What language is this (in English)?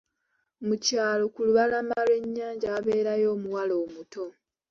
Ganda